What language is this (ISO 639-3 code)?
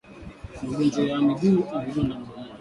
swa